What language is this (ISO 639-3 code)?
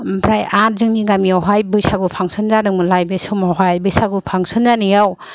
brx